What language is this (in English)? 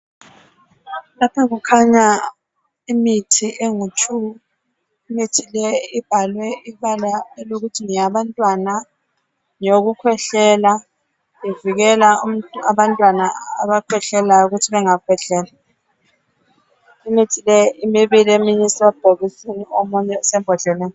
North Ndebele